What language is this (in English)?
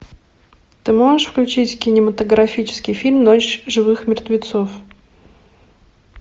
Russian